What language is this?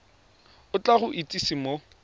Tswana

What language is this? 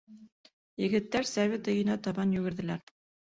Bashkir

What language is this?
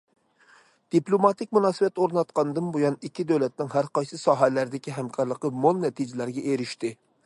Uyghur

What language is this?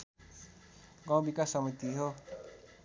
Nepali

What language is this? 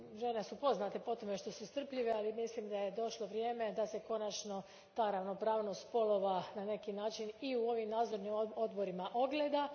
Croatian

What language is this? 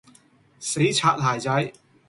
Cantonese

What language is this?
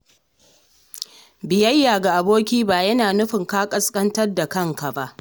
Hausa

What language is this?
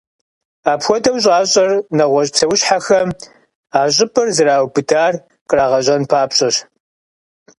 Kabardian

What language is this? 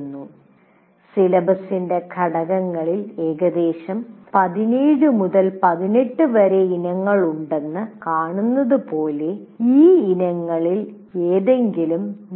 Malayalam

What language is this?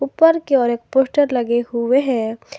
Hindi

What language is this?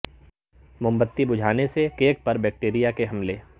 Urdu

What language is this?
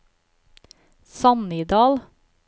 Norwegian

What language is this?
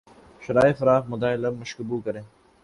Urdu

